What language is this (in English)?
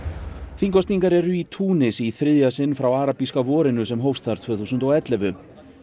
Icelandic